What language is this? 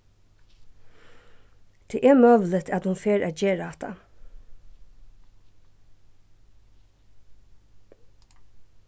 Faroese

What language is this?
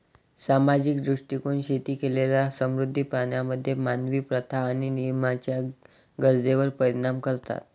Marathi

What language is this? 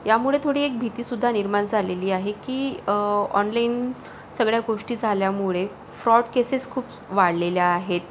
Marathi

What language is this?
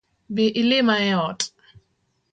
Luo (Kenya and Tanzania)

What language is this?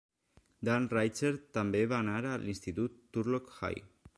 Catalan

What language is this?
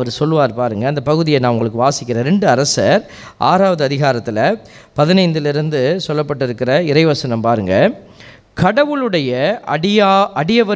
Tamil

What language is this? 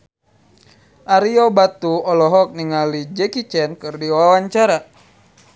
Sundanese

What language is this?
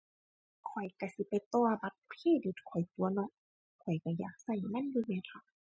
Thai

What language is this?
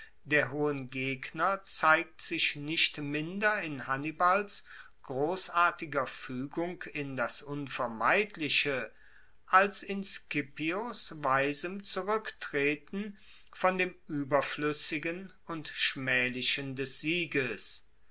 German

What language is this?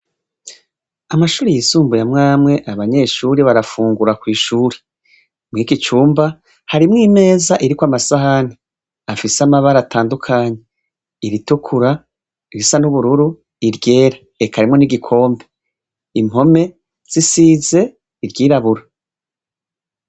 Rundi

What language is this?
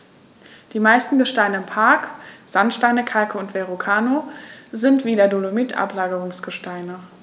German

